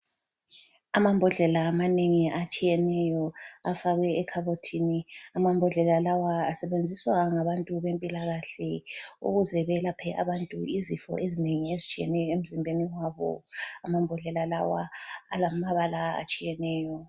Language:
North Ndebele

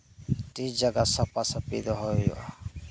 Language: Santali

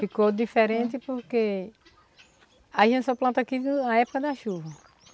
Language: Portuguese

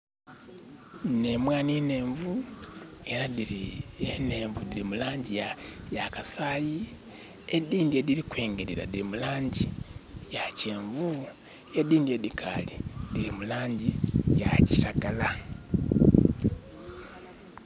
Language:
Soga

